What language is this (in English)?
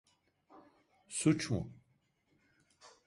Turkish